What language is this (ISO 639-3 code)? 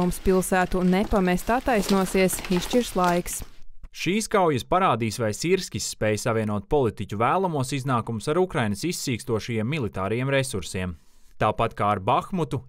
lav